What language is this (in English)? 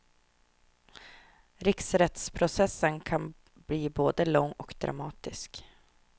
Swedish